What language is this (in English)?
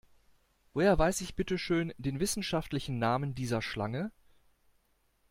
German